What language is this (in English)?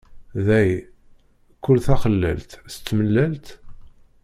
Kabyle